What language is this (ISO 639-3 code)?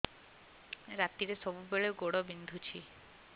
ori